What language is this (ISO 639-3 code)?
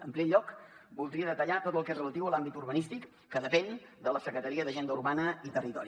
cat